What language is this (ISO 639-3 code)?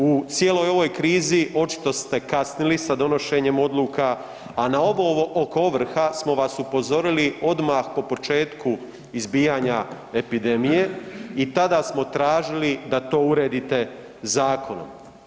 hrv